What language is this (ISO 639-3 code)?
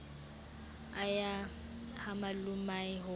sot